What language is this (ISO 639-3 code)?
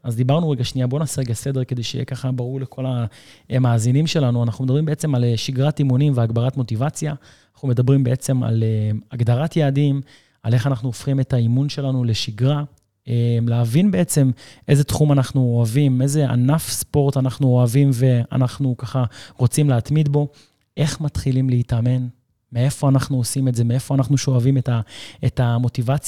heb